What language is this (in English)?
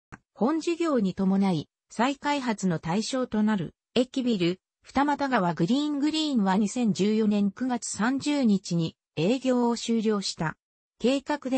Japanese